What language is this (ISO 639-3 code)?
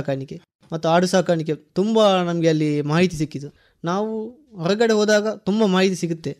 kan